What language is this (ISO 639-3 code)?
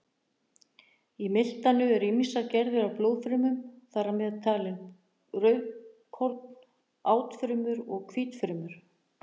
isl